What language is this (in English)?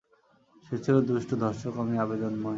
Bangla